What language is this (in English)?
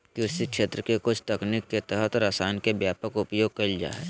Magahi